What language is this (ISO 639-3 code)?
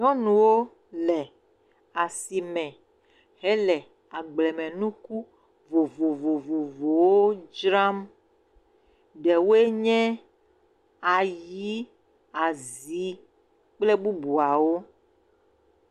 ewe